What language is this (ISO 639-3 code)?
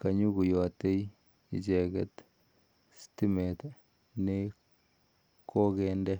kln